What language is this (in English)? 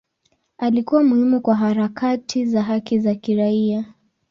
Swahili